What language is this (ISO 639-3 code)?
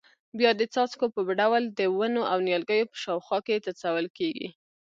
pus